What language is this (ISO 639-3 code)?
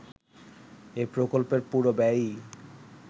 ben